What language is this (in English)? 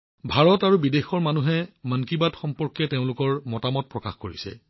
Assamese